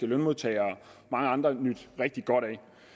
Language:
Danish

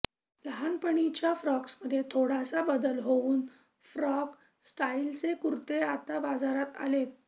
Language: Marathi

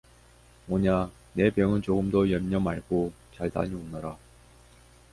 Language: Korean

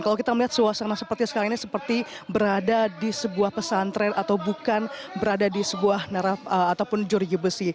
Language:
Indonesian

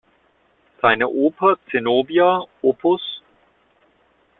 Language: German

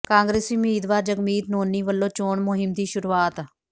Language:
Punjabi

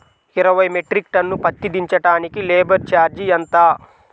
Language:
Telugu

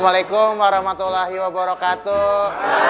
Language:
Indonesian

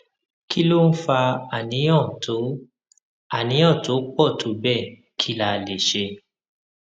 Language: Yoruba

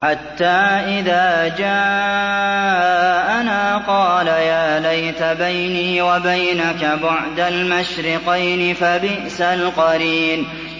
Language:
Arabic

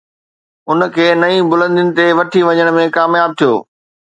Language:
Sindhi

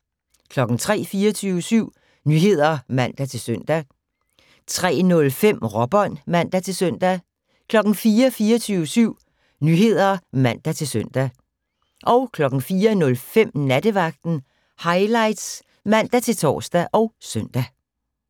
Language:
Danish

